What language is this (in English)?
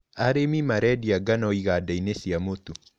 Kikuyu